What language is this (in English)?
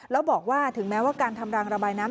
Thai